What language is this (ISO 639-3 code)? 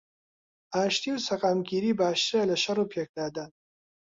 ckb